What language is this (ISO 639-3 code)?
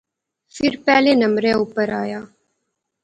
phr